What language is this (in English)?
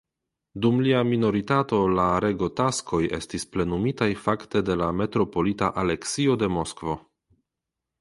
Esperanto